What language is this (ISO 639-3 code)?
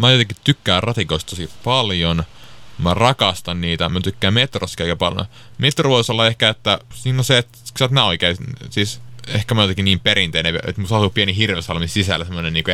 fin